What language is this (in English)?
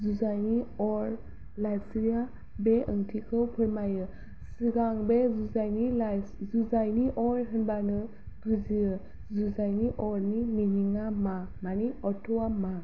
Bodo